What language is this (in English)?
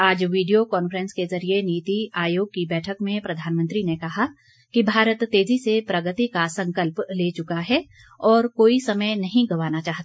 Hindi